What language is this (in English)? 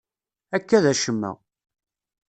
Kabyle